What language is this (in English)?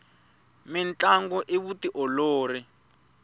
Tsonga